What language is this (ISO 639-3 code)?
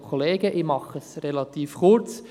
gsw